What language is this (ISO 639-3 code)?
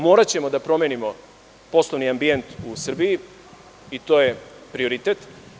srp